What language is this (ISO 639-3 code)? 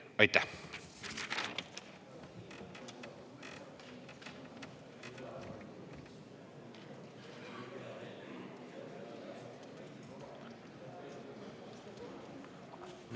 est